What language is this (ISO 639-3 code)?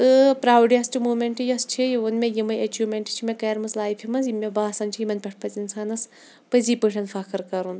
kas